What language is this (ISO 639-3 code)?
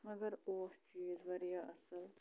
kas